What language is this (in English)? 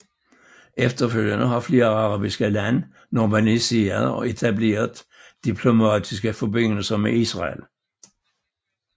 Danish